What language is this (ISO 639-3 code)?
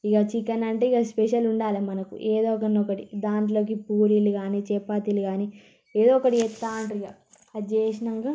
tel